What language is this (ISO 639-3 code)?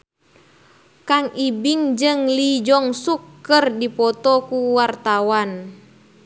sun